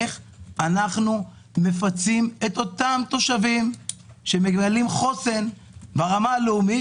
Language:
Hebrew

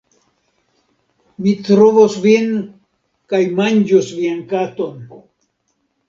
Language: Esperanto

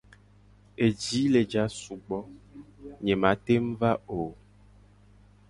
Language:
Gen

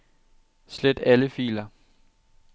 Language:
Danish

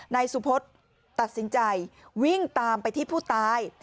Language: Thai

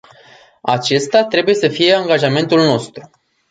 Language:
Romanian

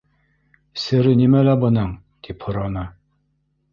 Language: Bashkir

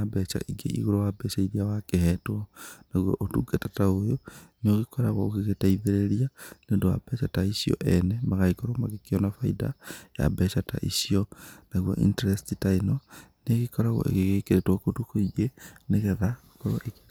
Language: Kikuyu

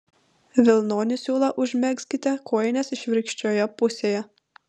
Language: Lithuanian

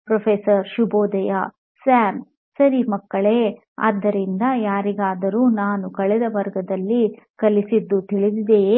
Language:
Kannada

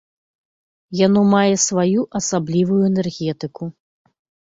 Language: Belarusian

